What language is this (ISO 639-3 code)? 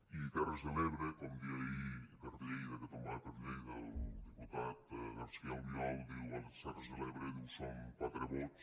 cat